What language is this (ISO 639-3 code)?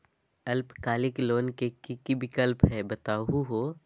mag